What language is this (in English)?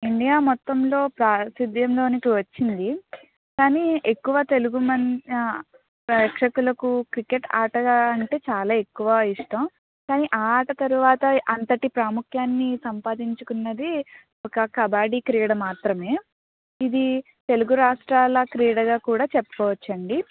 Telugu